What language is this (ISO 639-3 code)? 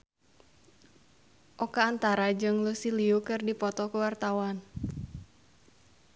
sun